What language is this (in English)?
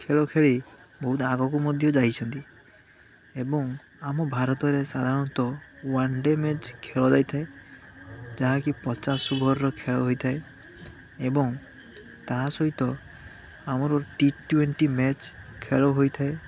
Odia